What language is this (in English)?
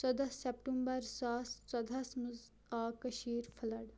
Kashmiri